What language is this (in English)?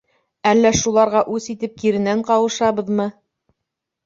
Bashkir